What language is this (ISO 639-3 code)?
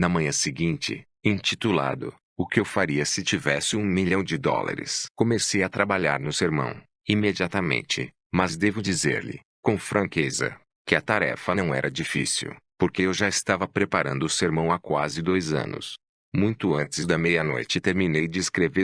por